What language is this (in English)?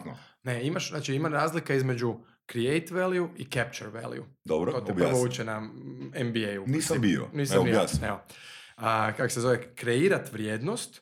Croatian